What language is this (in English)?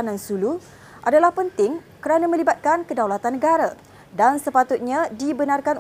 Malay